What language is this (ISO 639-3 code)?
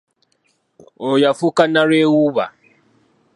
lug